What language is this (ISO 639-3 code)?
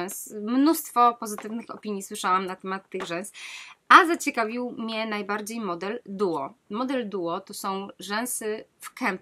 pol